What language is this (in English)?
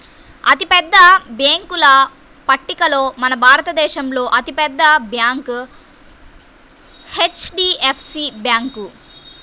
Telugu